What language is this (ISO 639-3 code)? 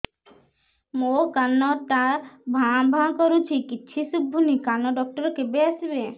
ori